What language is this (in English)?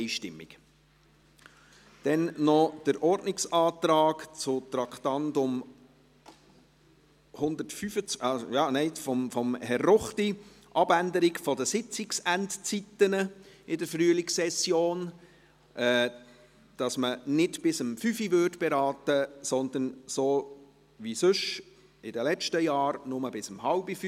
Swiss German